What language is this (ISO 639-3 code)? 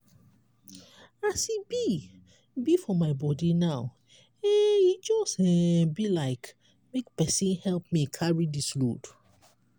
pcm